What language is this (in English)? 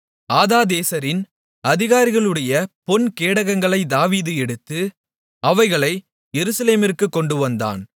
Tamil